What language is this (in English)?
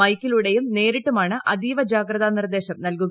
Malayalam